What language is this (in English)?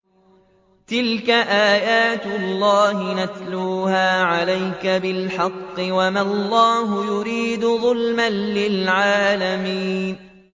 Arabic